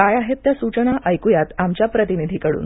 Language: Marathi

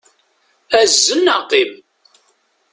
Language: Kabyle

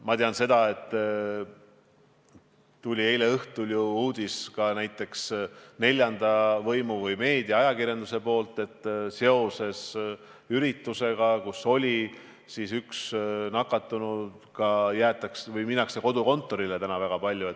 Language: Estonian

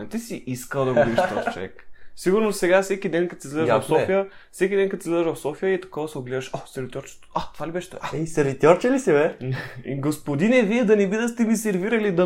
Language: Bulgarian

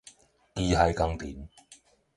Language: Min Nan Chinese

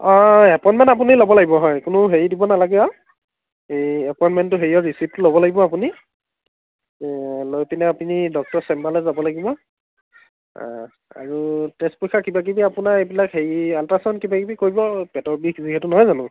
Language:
Assamese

